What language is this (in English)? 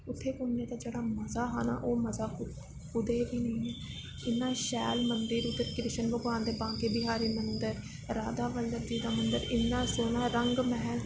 Dogri